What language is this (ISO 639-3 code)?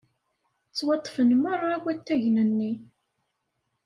kab